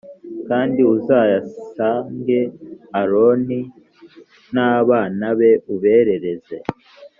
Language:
Kinyarwanda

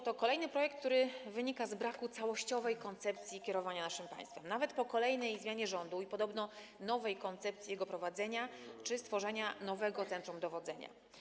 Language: Polish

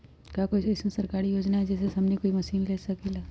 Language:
Magahi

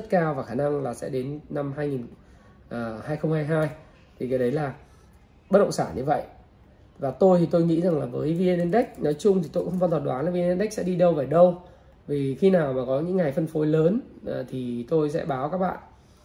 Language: Vietnamese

